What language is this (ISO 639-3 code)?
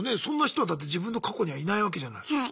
jpn